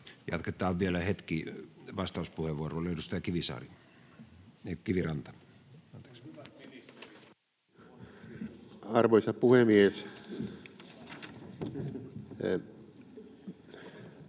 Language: Finnish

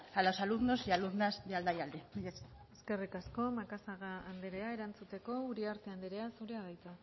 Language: Basque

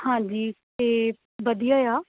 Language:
Punjabi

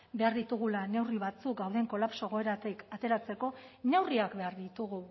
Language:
Basque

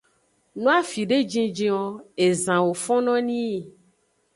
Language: Aja (Benin)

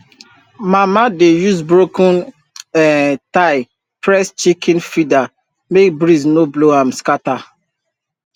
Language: Nigerian Pidgin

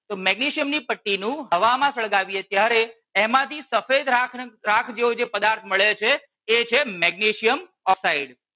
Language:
Gujarati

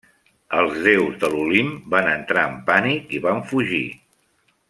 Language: Catalan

